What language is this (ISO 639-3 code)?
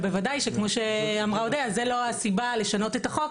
heb